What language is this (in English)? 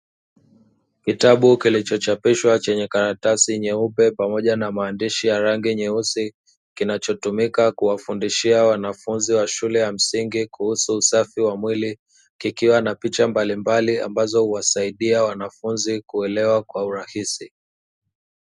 Swahili